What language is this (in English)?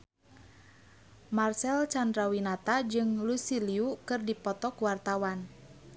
Sundanese